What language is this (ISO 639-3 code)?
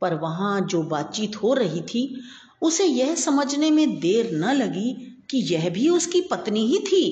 hin